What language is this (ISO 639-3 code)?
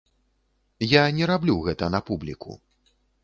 bel